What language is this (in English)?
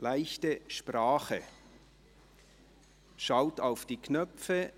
Swiss German